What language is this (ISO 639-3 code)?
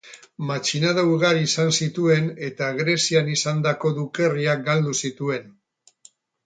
eus